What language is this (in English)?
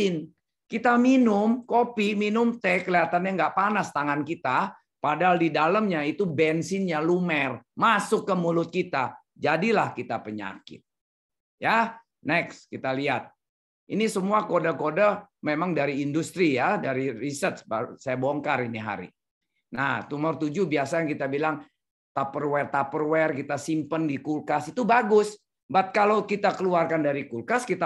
Indonesian